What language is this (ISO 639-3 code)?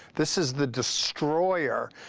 eng